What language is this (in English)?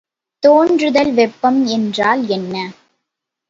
Tamil